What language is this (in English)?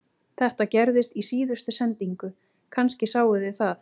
Icelandic